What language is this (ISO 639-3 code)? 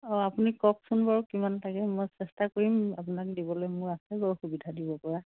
asm